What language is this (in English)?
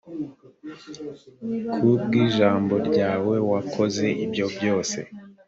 Kinyarwanda